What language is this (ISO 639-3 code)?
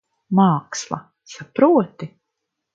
lav